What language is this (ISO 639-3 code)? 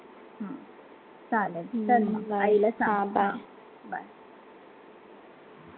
mar